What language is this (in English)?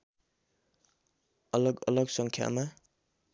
Nepali